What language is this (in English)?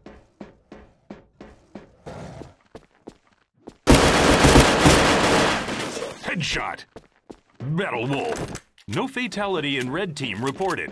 English